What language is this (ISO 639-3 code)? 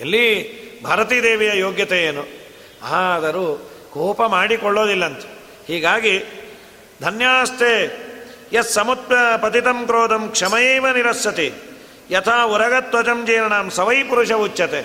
kan